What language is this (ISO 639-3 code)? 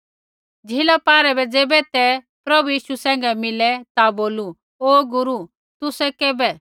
kfx